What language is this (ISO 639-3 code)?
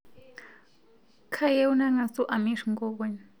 mas